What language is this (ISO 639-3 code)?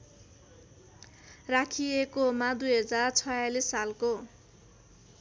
nep